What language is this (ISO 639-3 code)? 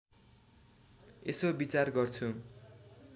nep